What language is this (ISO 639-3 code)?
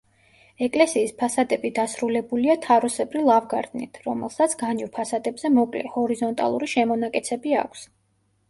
kat